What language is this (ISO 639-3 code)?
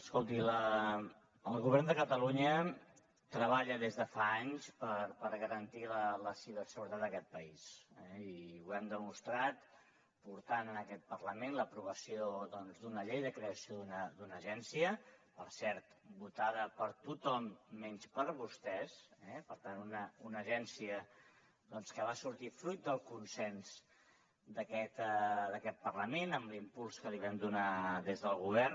cat